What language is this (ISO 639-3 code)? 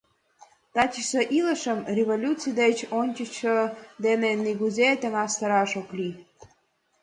chm